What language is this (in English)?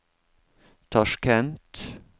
Norwegian